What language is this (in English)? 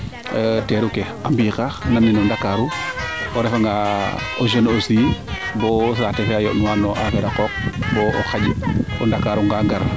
Serer